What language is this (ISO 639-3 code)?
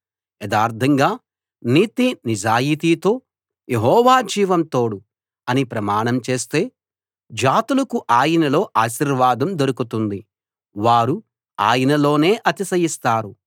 tel